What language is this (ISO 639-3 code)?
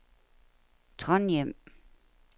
dan